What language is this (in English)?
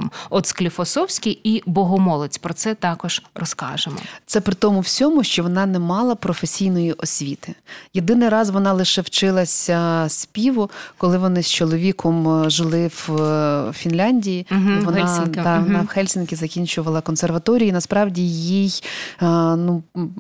Ukrainian